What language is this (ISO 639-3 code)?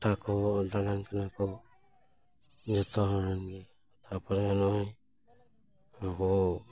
sat